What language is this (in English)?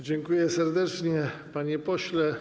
Polish